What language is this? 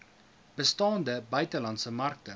Afrikaans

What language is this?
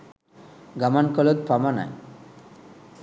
Sinhala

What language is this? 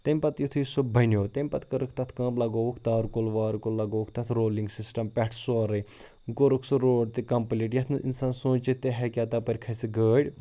Kashmiri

